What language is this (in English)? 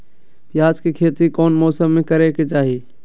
Magahi